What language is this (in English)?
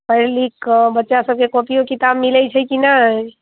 Maithili